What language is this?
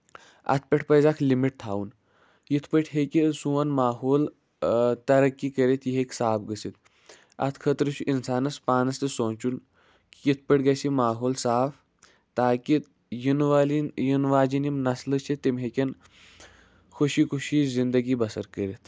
Kashmiri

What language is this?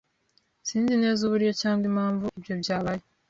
Kinyarwanda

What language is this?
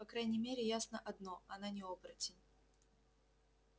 Russian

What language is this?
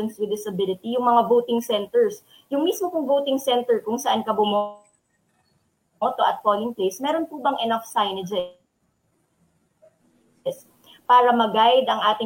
Filipino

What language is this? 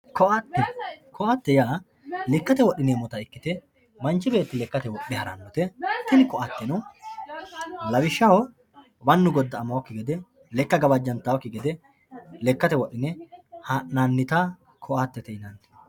Sidamo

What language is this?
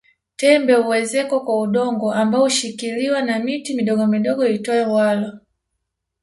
Swahili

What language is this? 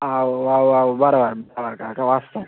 Telugu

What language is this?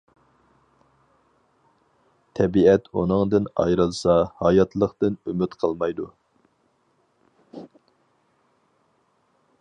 Uyghur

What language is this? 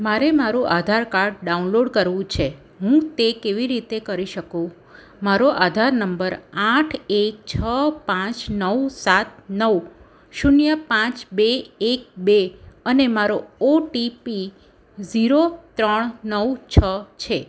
Gujarati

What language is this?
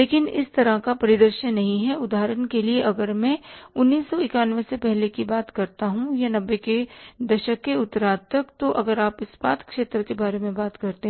Hindi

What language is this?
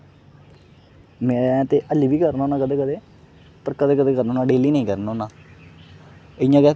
Dogri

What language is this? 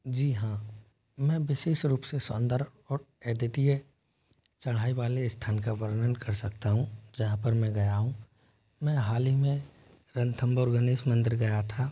Hindi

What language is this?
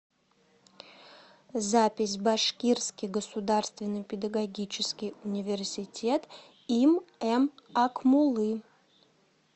Russian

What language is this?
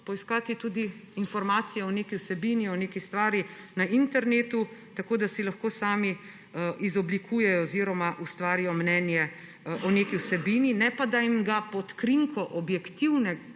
Slovenian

